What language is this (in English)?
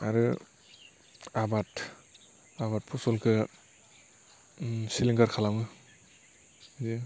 Bodo